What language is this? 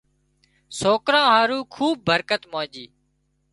Wadiyara Koli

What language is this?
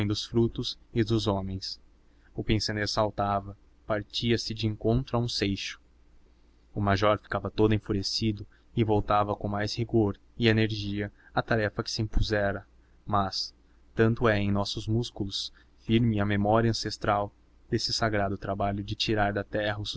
Portuguese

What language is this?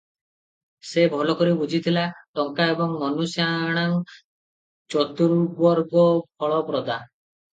Odia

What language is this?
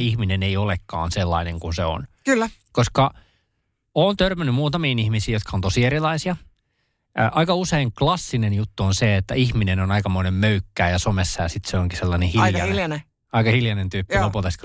Finnish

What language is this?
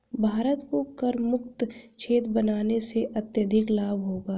Hindi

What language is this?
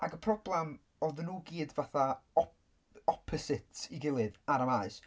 Welsh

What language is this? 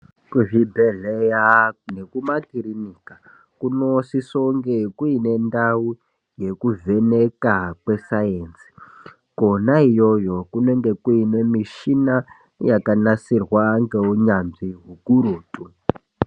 Ndau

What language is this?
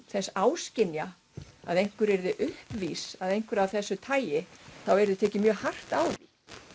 Icelandic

